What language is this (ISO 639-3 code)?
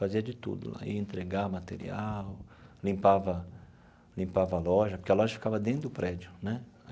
por